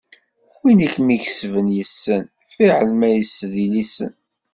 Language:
Kabyle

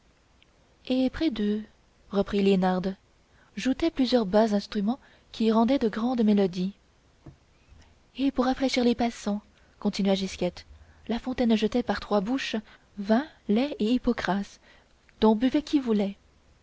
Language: French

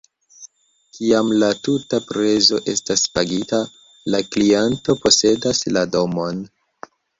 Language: Esperanto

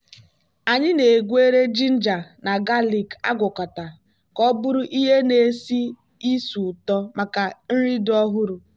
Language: Igbo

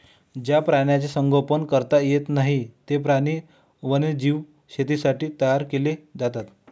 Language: Marathi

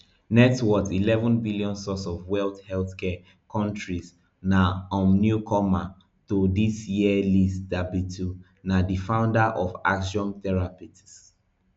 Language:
Nigerian Pidgin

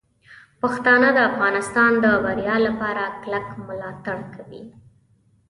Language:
Pashto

